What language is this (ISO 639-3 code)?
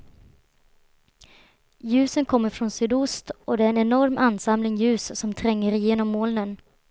swe